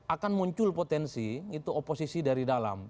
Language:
Indonesian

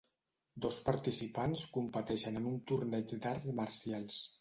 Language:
Catalan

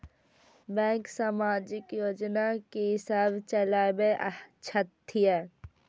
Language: Maithili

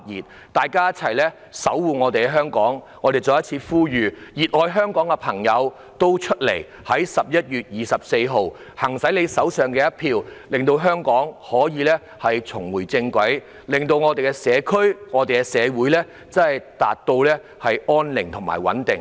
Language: Cantonese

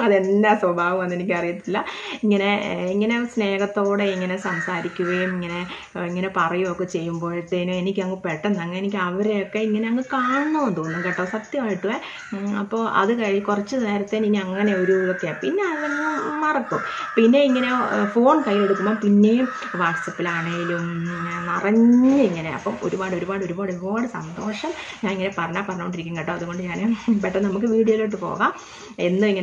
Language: Malayalam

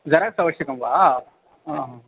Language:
Sanskrit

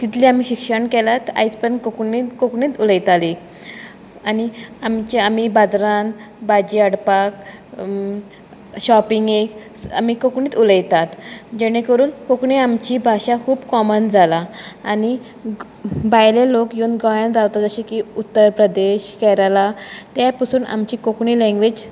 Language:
Konkani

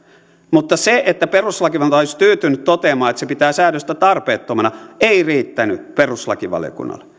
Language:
Finnish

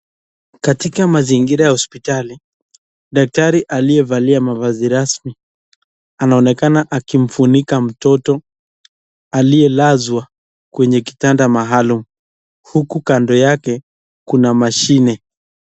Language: Swahili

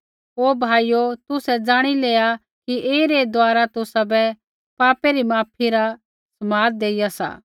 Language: Kullu Pahari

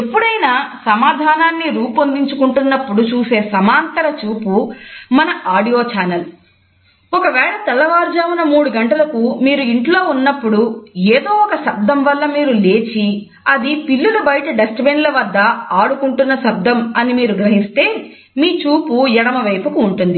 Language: Telugu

